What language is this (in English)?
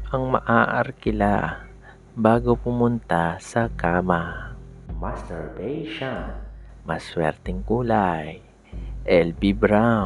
Filipino